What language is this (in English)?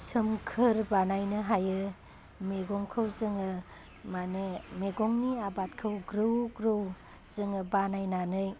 Bodo